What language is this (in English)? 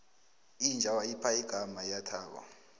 South Ndebele